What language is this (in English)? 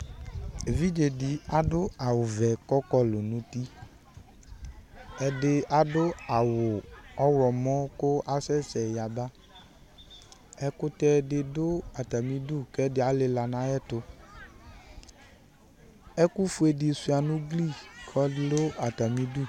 Ikposo